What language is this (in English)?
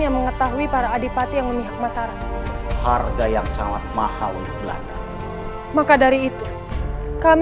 Indonesian